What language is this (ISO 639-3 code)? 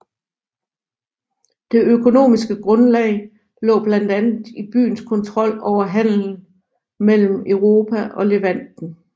dan